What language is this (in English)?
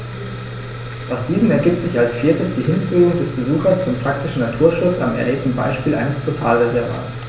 German